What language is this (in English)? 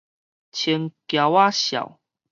Min Nan Chinese